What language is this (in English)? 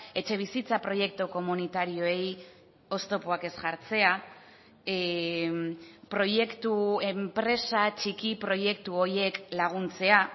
Basque